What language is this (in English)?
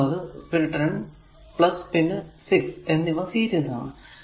Malayalam